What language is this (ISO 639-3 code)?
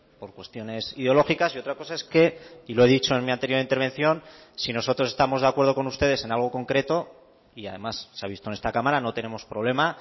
spa